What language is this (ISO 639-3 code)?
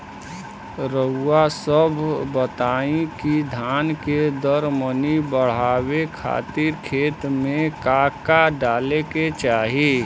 bho